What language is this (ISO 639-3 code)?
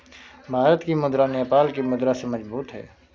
hin